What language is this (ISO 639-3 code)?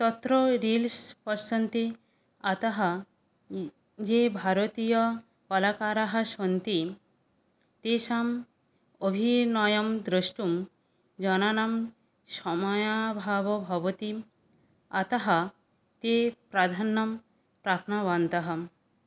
san